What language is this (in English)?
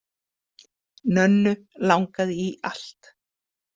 Icelandic